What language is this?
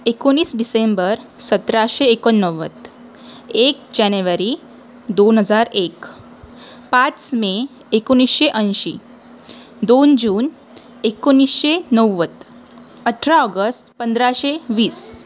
Marathi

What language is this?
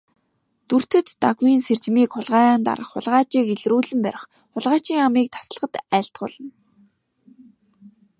Mongolian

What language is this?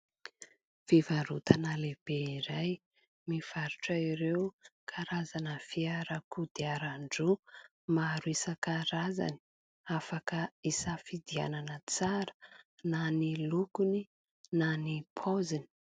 Malagasy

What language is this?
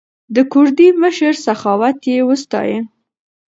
Pashto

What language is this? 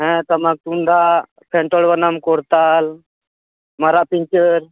Santali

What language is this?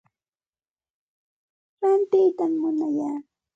Santa Ana de Tusi Pasco Quechua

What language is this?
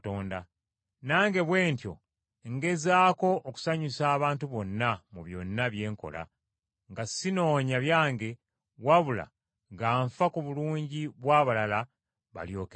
Ganda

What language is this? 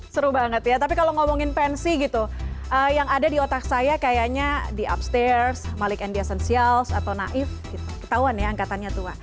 Indonesian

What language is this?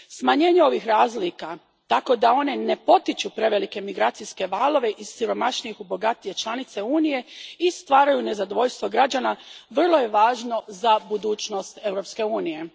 Croatian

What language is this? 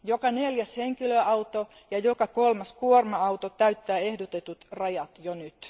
Finnish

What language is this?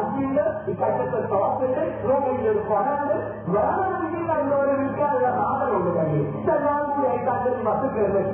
Malayalam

